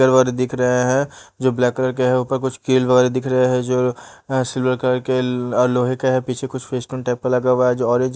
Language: Hindi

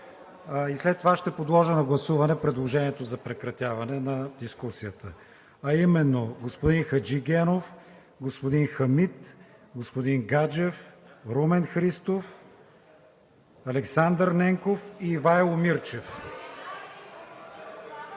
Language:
Bulgarian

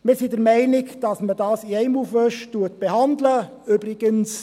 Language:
Swiss German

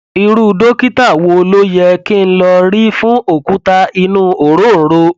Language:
Yoruba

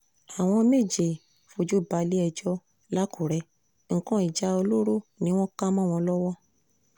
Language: Yoruba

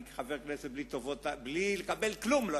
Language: Hebrew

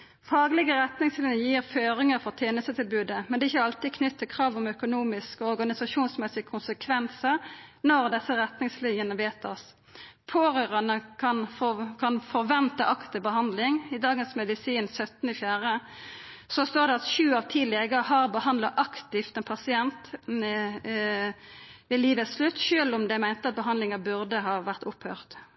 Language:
Norwegian Nynorsk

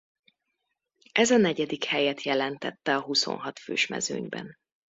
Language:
Hungarian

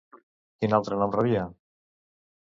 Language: Catalan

